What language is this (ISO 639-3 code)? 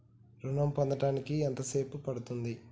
tel